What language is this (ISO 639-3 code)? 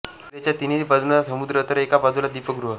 mar